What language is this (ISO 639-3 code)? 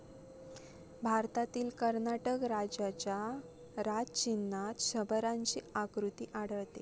mar